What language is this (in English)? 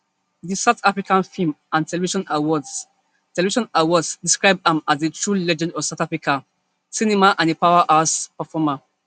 Nigerian Pidgin